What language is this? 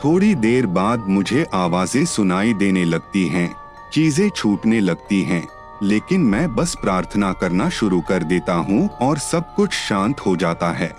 Hindi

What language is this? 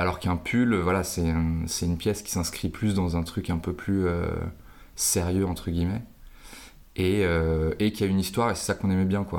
French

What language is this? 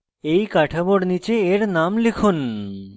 Bangla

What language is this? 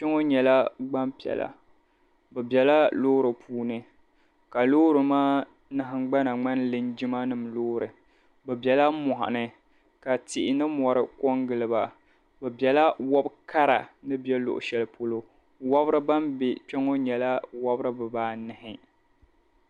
Dagbani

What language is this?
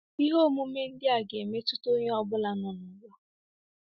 Igbo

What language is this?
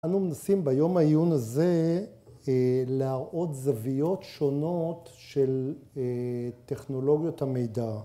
Hebrew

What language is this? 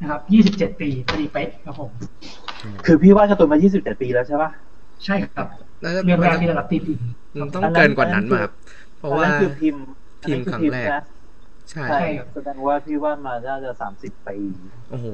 Thai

